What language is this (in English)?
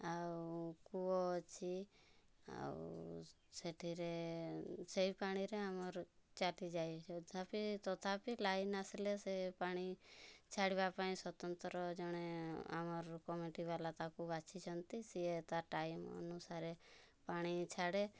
Odia